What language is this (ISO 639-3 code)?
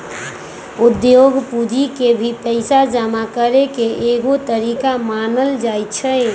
mag